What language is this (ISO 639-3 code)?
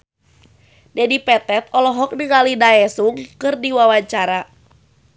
sun